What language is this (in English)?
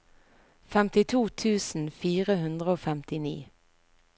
Norwegian